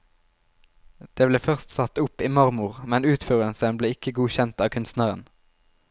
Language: Norwegian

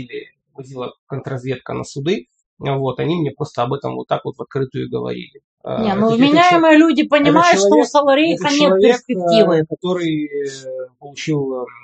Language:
Russian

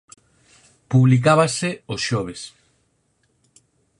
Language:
Galician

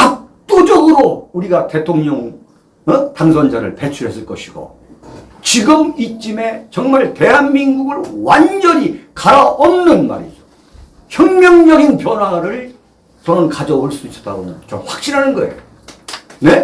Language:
Korean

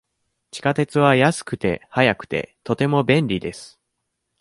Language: Japanese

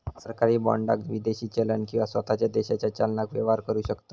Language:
Marathi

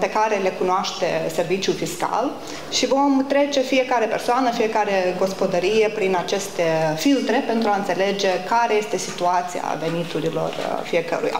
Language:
Romanian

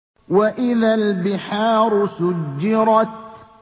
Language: Arabic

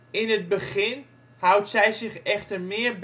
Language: Dutch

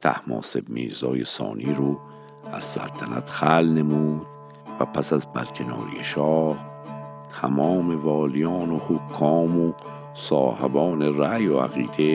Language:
Persian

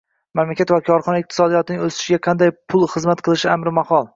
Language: Uzbek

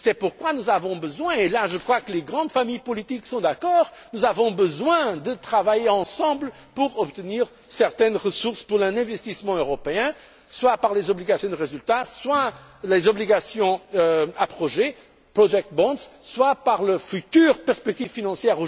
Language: French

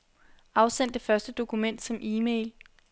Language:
Danish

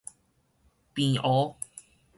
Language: Min Nan Chinese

